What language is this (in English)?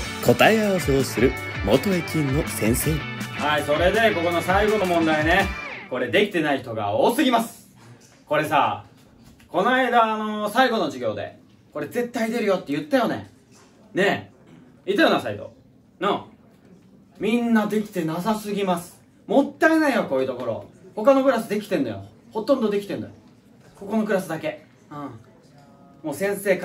Japanese